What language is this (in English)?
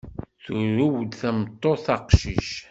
Kabyle